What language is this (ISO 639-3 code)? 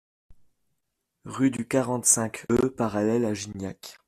fra